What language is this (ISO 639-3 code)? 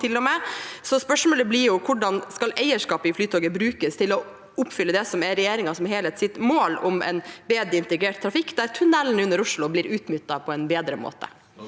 nor